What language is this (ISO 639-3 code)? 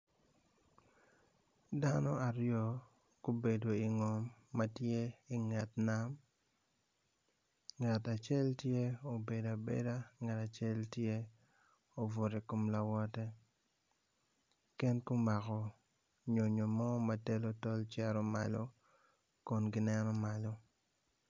ach